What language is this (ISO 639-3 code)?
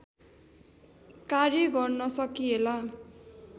nep